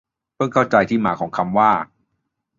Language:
Thai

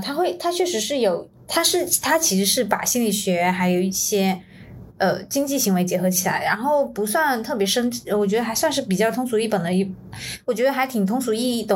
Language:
Chinese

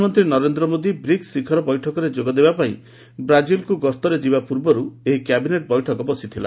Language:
Odia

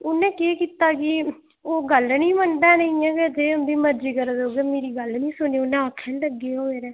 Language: Dogri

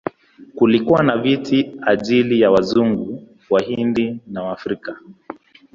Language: Swahili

